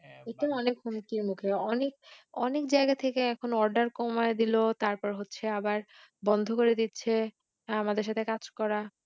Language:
Bangla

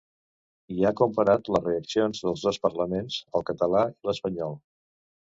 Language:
Catalan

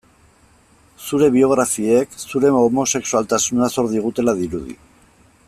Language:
Basque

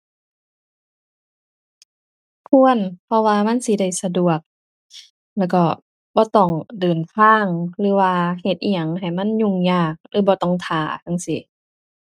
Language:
Thai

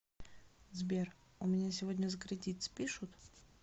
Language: Russian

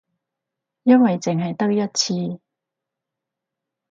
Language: Cantonese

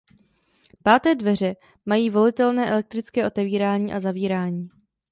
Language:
Czech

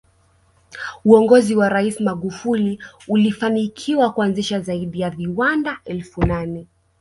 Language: Swahili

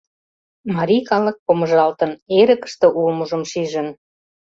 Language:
Mari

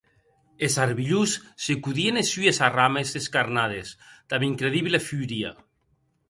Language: Occitan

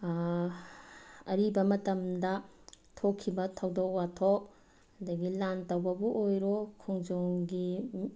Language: Manipuri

